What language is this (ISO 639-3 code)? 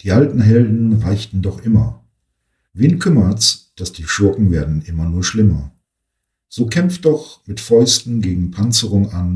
deu